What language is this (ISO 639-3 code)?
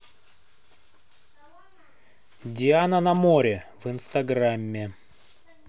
rus